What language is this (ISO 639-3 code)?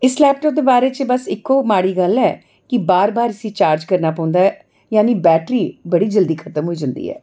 doi